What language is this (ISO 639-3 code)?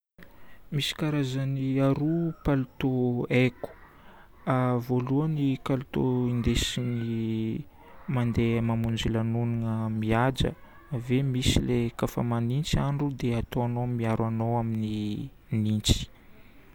bmm